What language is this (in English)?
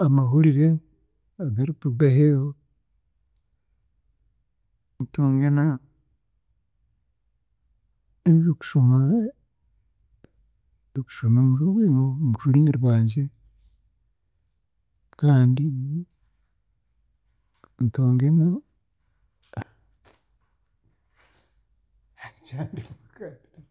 Chiga